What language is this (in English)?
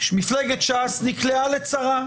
Hebrew